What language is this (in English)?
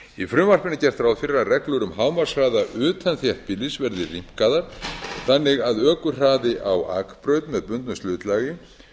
Icelandic